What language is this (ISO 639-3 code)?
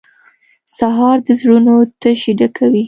pus